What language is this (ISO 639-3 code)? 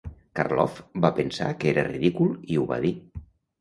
cat